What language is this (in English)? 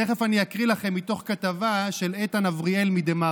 Hebrew